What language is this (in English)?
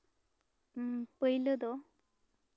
Santali